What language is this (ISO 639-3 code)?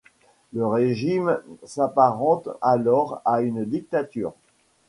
fra